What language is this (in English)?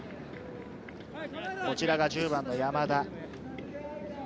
Japanese